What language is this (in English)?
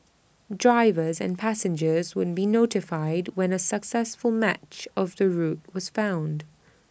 English